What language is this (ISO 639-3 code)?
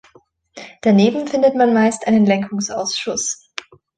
deu